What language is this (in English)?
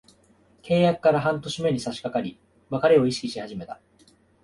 Japanese